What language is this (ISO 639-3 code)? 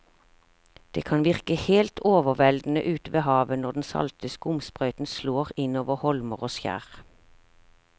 nor